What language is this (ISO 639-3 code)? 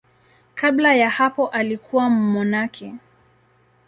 swa